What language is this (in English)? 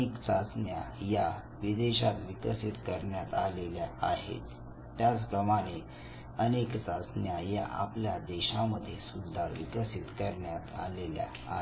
Marathi